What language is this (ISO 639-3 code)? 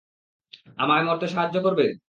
ben